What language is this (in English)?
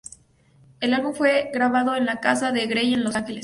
Spanish